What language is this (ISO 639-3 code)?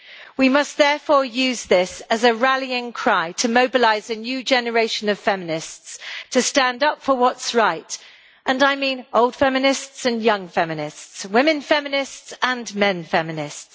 eng